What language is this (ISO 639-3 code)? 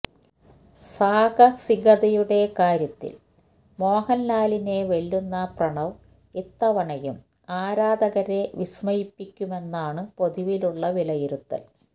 mal